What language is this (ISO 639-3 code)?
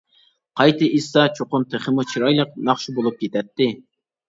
uig